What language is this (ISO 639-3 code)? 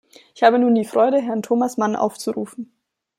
deu